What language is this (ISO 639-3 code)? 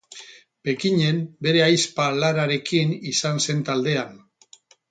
eus